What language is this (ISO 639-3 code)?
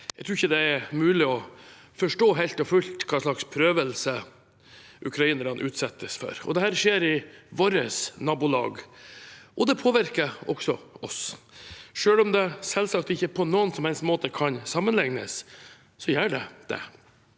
nor